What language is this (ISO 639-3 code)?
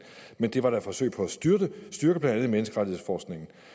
dan